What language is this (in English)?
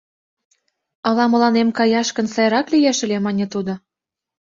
Mari